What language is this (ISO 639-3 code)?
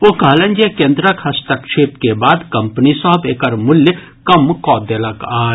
mai